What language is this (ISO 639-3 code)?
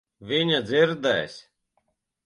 lav